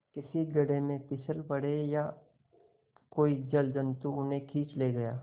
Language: Hindi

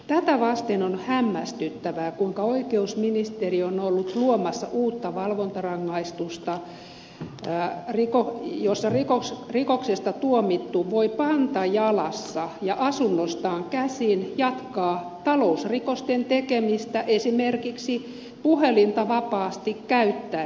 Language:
Finnish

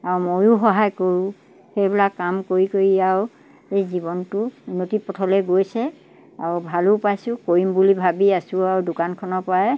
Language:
Assamese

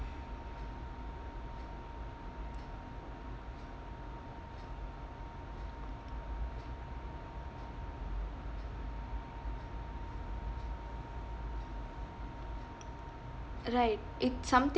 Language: English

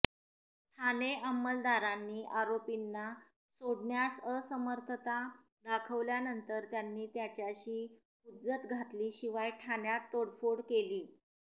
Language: Marathi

